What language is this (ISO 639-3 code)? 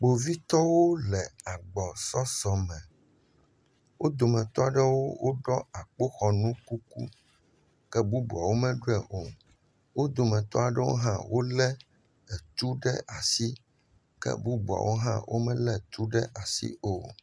ewe